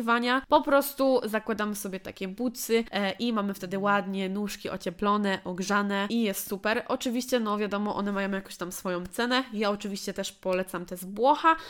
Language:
Polish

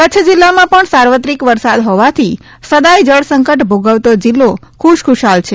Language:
Gujarati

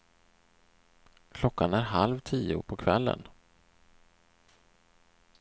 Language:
Swedish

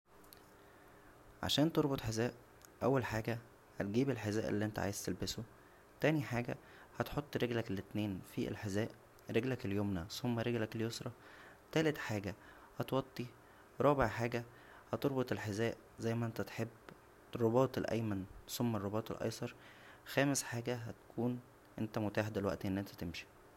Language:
Egyptian Arabic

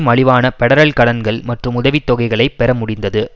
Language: Tamil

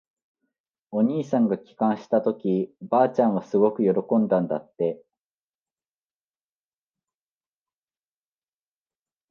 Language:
Japanese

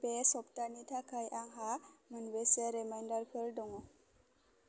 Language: Bodo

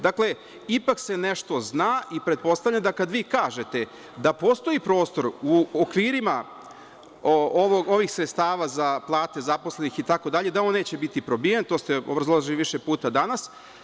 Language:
Serbian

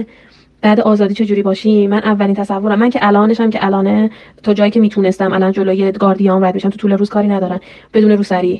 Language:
Persian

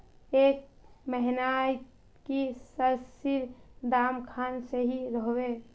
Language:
Magahi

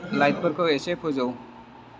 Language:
Bodo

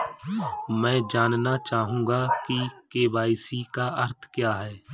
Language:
Hindi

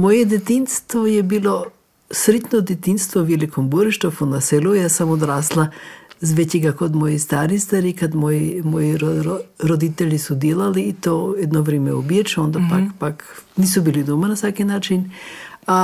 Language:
Croatian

